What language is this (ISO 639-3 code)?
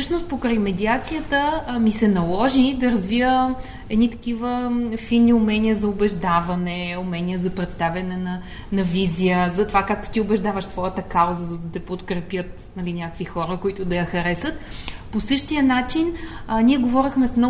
bul